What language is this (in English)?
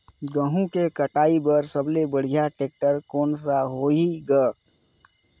Chhattisgarhi